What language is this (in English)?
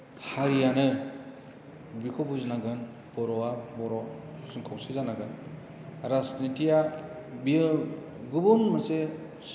Bodo